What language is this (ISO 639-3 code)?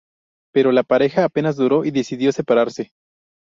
spa